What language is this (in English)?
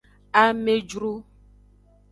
Aja (Benin)